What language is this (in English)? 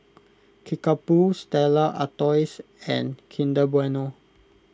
English